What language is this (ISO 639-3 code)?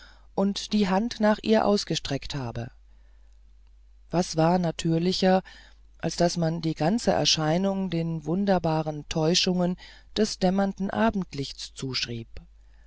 deu